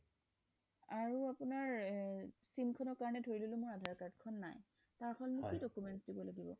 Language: Assamese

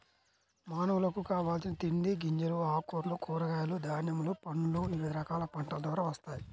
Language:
Telugu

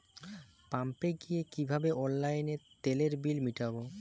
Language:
Bangla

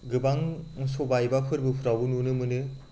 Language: Bodo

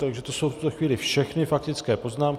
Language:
Czech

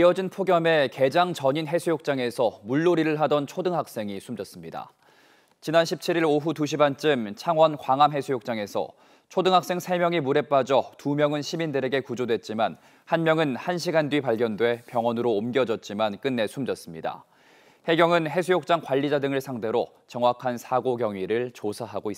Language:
Korean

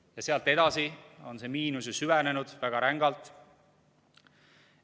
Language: Estonian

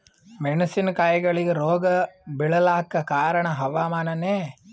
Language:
Kannada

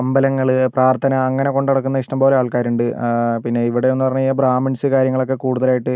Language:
Malayalam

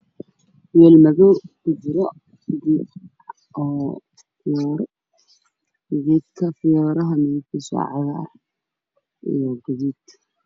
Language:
Somali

